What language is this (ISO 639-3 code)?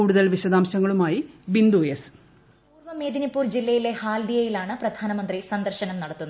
mal